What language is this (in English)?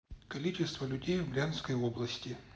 Russian